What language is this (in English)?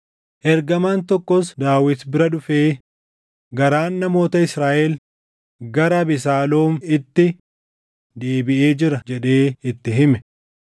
Oromo